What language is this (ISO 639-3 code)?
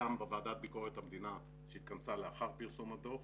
heb